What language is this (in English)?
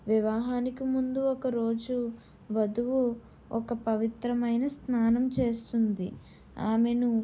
Telugu